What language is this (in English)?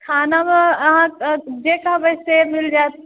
Maithili